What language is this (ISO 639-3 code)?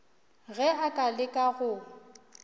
nso